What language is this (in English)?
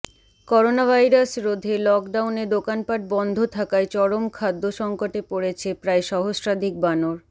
Bangla